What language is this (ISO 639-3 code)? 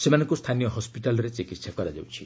ori